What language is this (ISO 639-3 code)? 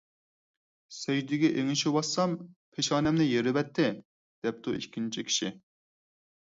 uig